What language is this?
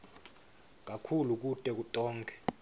Swati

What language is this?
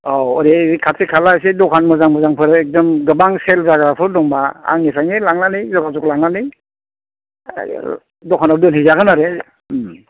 Bodo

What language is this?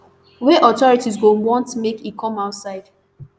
Nigerian Pidgin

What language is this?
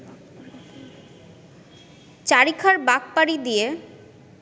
Bangla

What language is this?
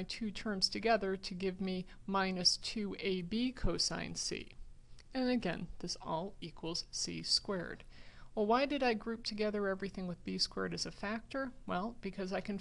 English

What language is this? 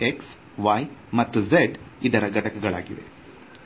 Kannada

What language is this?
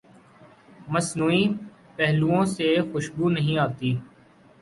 Urdu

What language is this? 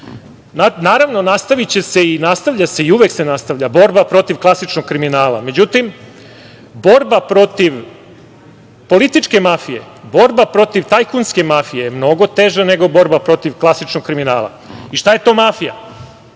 Serbian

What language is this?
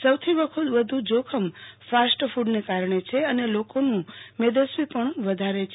Gujarati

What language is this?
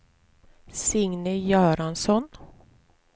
Swedish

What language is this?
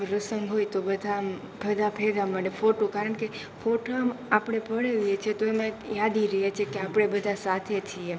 Gujarati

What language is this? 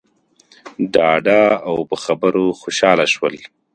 Pashto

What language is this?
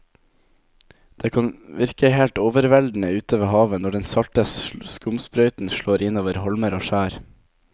Norwegian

